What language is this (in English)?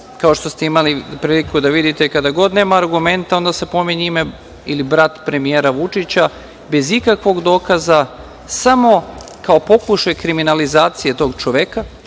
Serbian